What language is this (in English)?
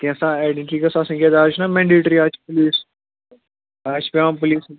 Kashmiri